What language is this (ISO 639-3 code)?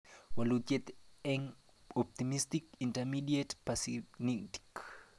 kln